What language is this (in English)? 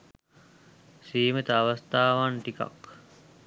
Sinhala